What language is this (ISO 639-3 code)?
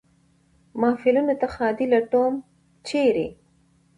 pus